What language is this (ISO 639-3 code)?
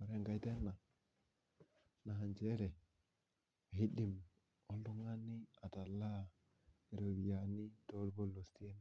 mas